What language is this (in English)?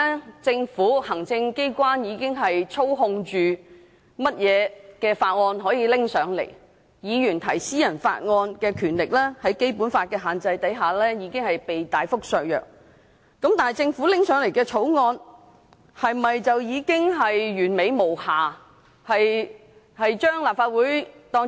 Cantonese